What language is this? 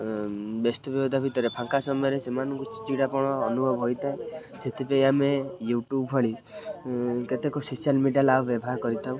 Odia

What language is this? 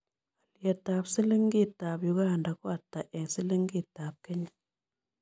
Kalenjin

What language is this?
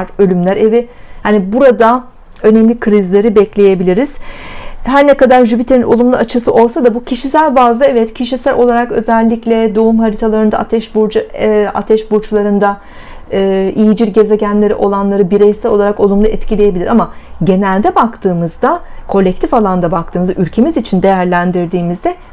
Turkish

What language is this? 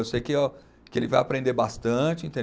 Portuguese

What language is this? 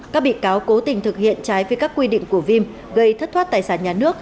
Vietnamese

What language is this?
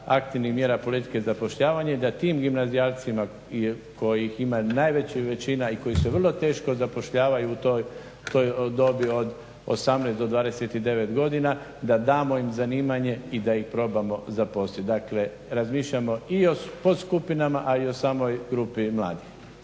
Croatian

